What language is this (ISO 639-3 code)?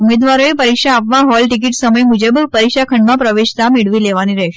guj